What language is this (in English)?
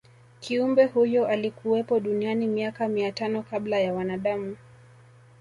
Swahili